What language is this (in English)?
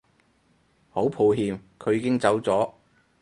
Cantonese